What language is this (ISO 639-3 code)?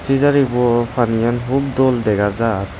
ccp